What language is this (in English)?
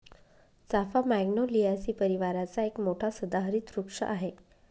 Marathi